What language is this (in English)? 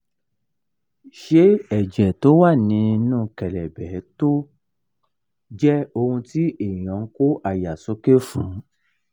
Yoruba